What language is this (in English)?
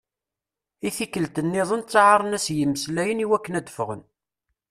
Kabyle